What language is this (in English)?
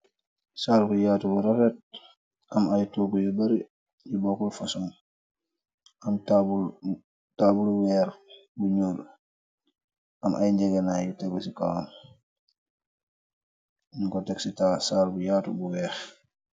Wolof